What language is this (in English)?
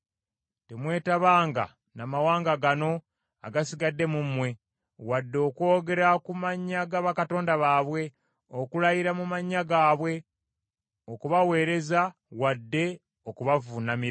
Ganda